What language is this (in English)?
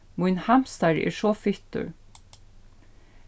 Faroese